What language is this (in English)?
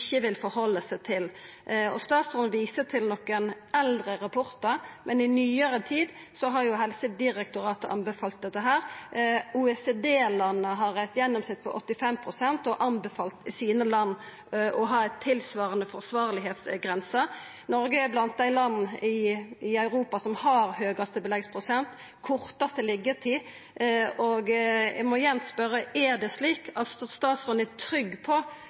Norwegian Nynorsk